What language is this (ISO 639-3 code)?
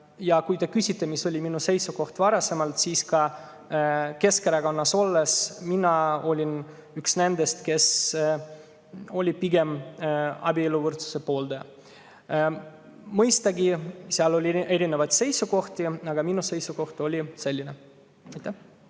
est